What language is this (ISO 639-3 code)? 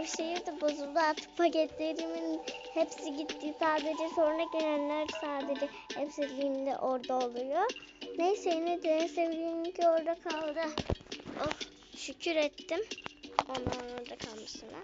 tur